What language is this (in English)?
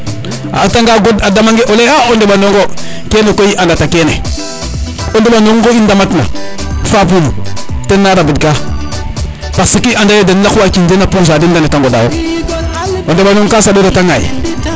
Serer